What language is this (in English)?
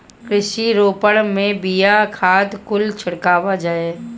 Bhojpuri